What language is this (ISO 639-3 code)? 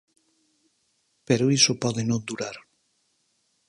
glg